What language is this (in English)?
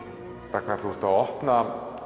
Icelandic